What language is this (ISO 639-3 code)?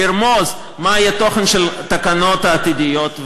heb